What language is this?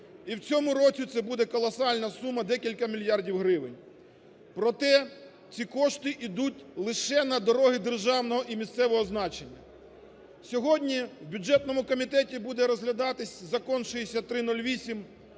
Ukrainian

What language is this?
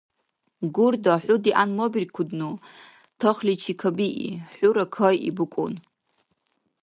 Dargwa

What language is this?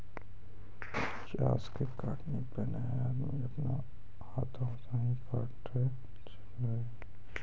Maithili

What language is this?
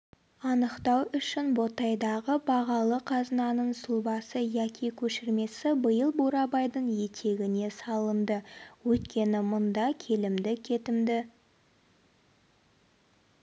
Kazakh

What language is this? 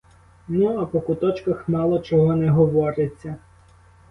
Ukrainian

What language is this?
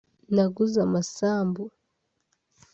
Kinyarwanda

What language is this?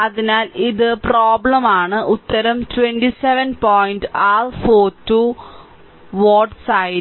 Malayalam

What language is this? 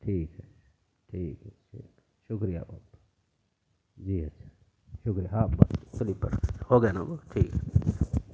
Urdu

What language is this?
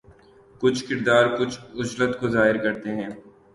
Urdu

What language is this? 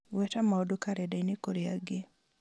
Kikuyu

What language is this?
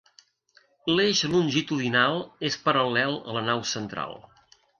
Catalan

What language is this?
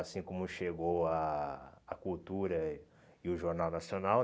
Portuguese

